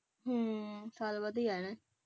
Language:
Punjabi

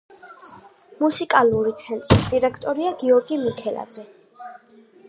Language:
Georgian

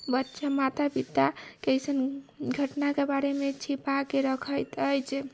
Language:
Maithili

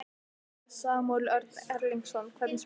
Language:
Icelandic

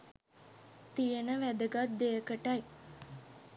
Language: Sinhala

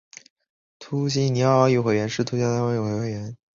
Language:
Chinese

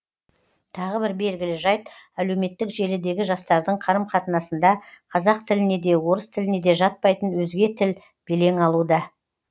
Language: Kazakh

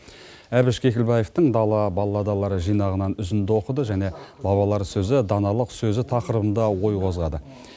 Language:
Kazakh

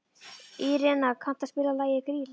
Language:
Icelandic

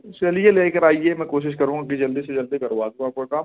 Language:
Urdu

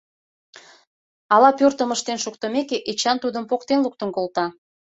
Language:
Mari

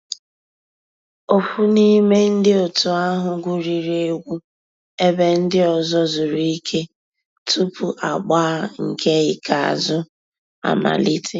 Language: Igbo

